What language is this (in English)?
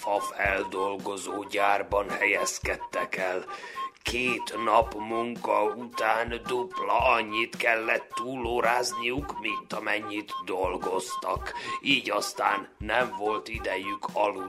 Hungarian